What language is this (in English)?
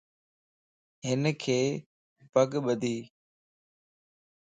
Lasi